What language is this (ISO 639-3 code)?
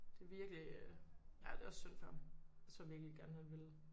dan